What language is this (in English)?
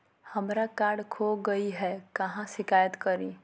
Magahi